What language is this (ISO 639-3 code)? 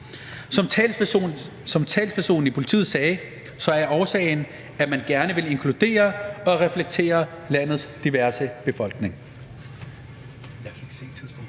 dan